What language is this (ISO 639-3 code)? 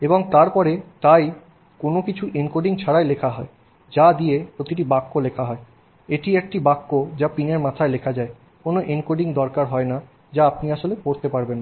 ben